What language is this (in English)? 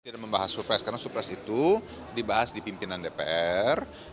Indonesian